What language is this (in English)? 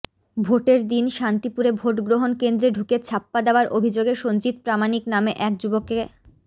Bangla